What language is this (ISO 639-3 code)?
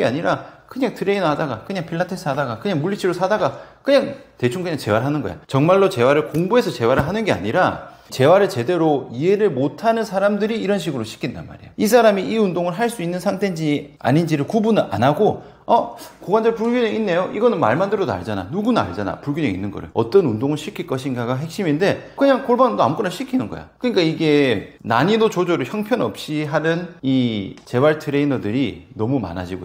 kor